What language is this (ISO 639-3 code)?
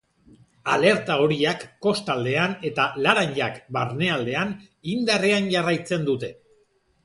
eus